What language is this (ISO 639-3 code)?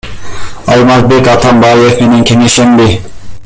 kir